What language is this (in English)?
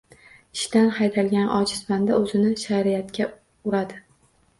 Uzbek